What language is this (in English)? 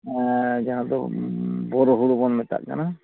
Santali